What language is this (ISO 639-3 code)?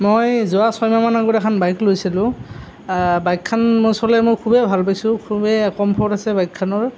asm